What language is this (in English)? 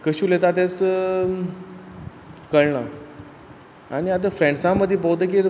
Konkani